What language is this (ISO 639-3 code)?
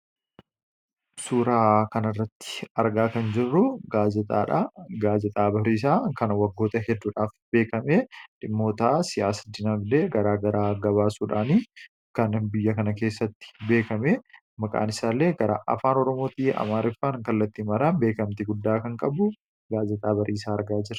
orm